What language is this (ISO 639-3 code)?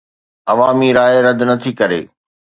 snd